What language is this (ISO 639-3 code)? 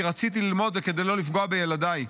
heb